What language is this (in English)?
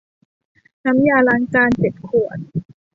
Thai